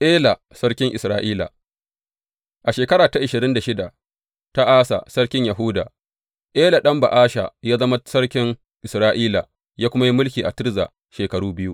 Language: Hausa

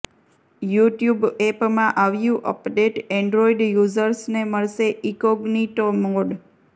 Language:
Gujarati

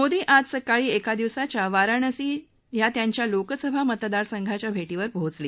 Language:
Marathi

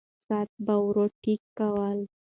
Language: Pashto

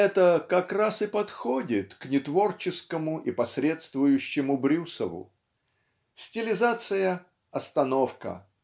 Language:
Russian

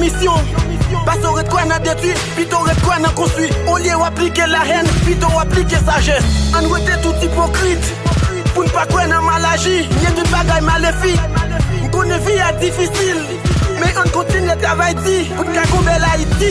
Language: French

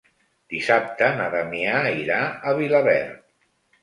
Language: Catalan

